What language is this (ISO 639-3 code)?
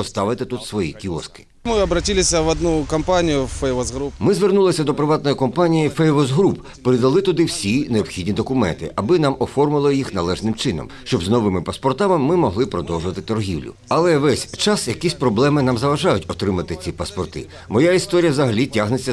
ukr